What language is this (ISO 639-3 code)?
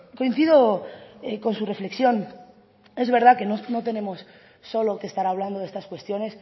spa